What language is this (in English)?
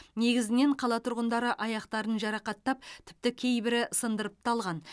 Kazakh